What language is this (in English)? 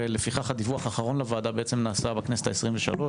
Hebrew